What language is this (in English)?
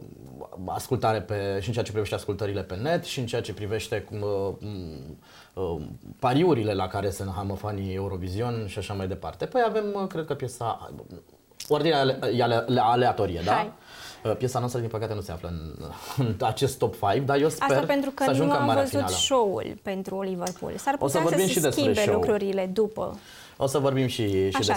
Romanian